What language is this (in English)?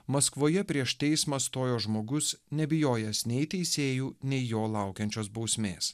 Lithuanian